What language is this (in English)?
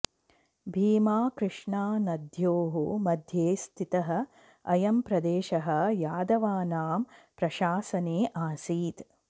Sanskrit